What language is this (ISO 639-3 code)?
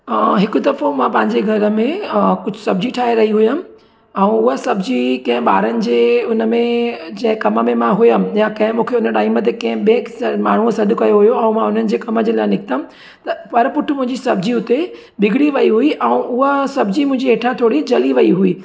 snd